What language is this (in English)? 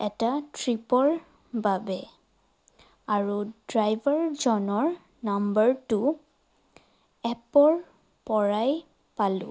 Assamese